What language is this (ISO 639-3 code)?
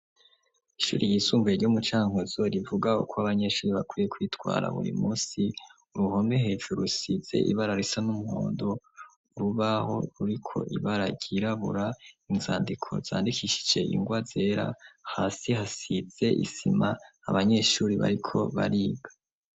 run